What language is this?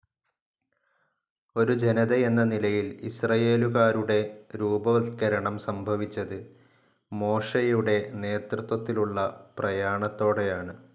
Malayalam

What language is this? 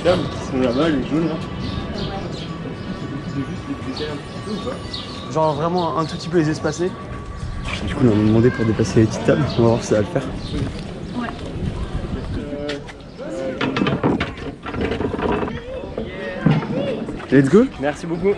French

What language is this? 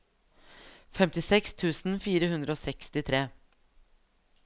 Norwegian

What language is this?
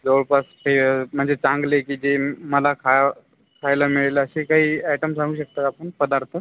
Marathi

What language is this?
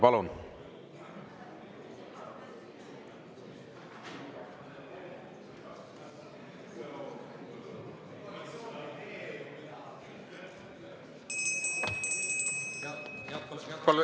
Estonian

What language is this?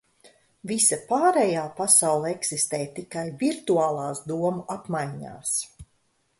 Latvian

